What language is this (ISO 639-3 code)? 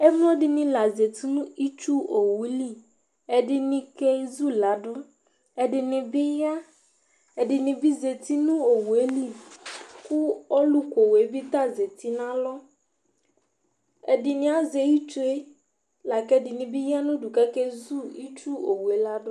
kpo